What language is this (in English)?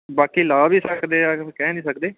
Punjabi